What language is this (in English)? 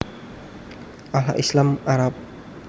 Javanese